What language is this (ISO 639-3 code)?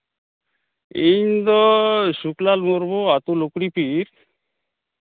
sat